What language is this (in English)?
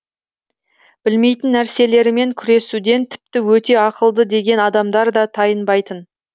Kazakh